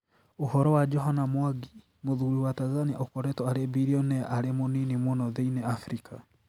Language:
Kikuyu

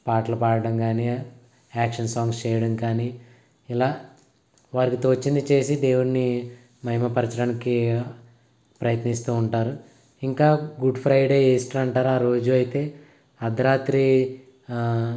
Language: Telugu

